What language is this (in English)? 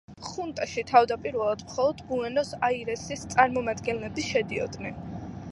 Georgian